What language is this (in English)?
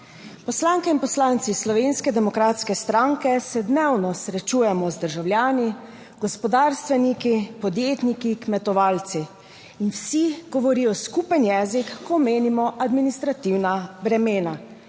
Slovenian